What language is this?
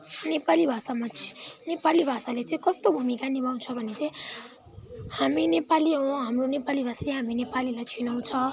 Nepali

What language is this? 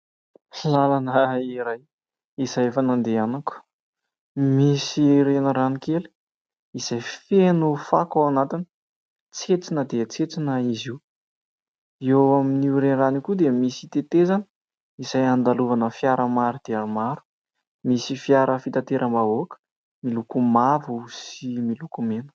Malagasy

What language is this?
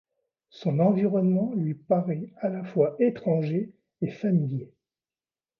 French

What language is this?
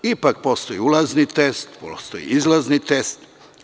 Serbian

